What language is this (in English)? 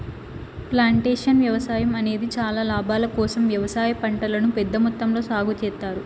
Telugu